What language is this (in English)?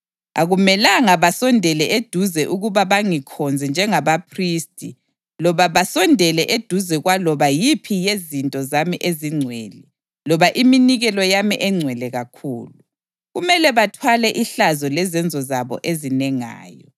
North Ndebele